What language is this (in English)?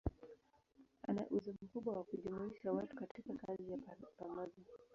Swahili